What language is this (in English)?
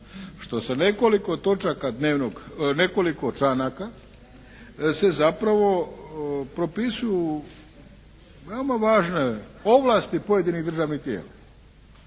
Croatian